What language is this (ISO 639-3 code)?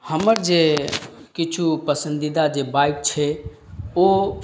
mai